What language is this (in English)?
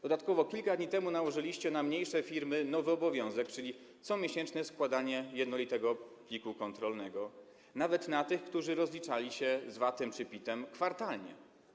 Polish